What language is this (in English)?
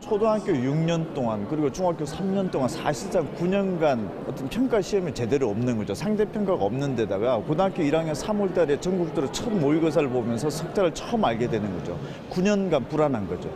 Korean